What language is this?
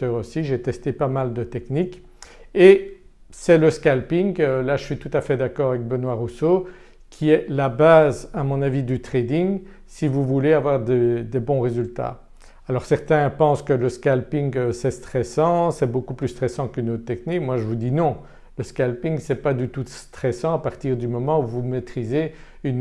French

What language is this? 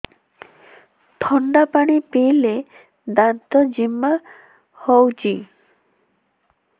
Odia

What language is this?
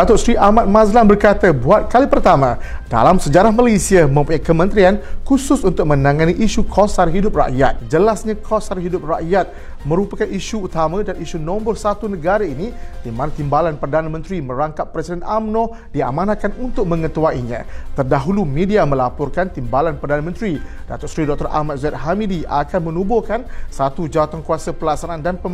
Malay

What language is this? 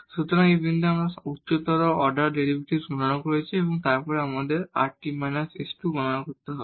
Bangla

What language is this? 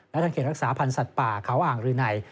Thai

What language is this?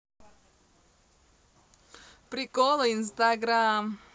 Russian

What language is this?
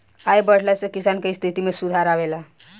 Bhojpuri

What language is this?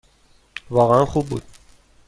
Persian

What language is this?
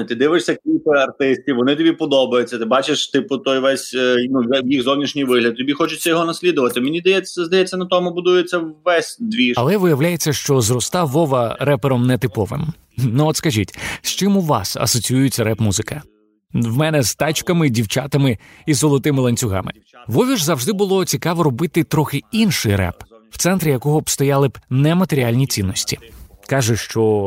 Ukrainian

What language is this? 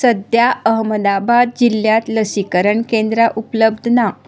Konkani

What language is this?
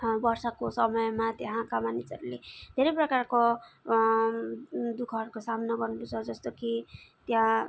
Nepali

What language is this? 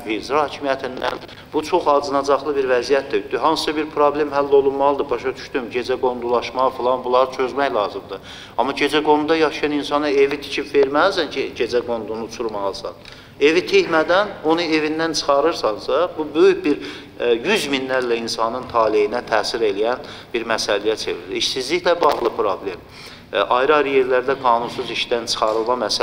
Turkish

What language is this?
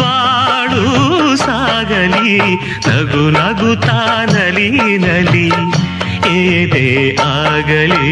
Kannada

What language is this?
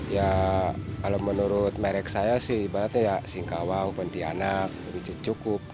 Indonesian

